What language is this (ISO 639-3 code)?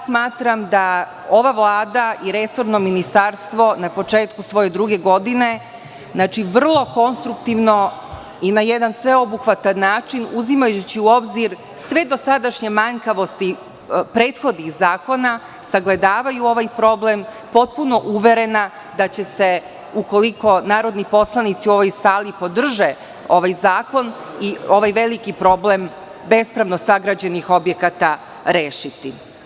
srp